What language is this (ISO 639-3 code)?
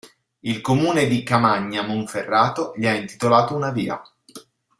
ita